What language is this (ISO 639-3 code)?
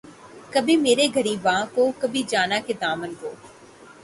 urd